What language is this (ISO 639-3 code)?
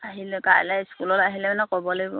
asm